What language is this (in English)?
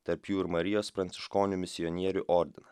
Lithuanian